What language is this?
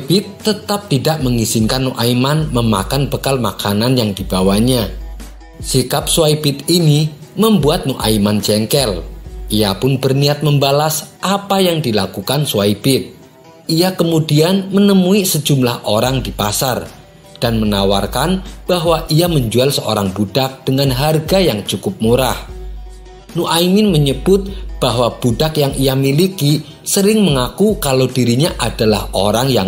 Indonesian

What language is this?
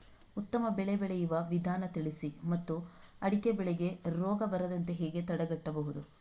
Kannada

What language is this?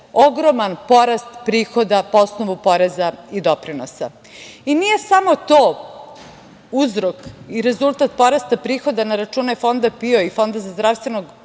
Serbian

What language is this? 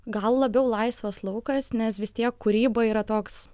Lithuanian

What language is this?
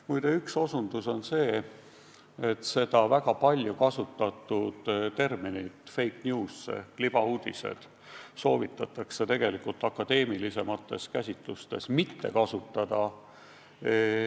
Estonian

